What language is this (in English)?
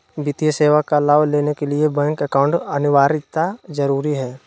Magahi